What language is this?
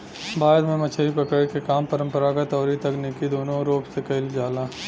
Bhojpuri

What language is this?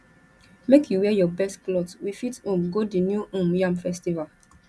Nigerian Pidgin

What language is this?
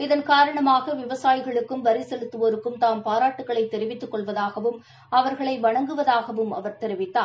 Tamil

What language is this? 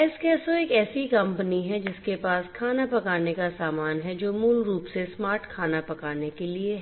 Hindi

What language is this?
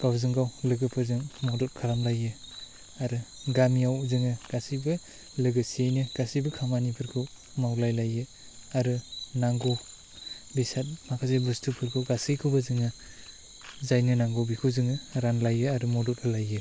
Bodo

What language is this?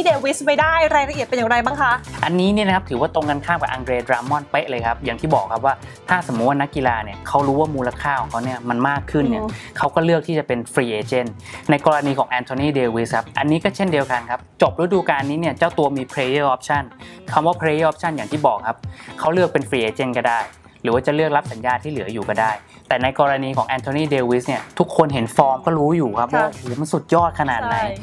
Thai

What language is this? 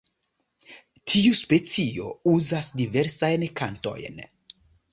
Esperanto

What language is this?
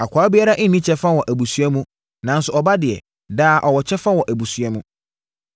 Akan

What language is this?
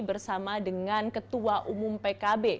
Indonesian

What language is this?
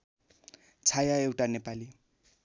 Nepali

